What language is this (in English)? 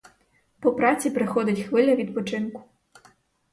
Ukrainian